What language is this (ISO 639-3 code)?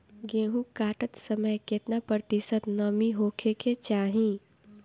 bho